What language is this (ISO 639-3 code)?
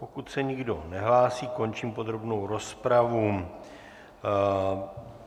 ces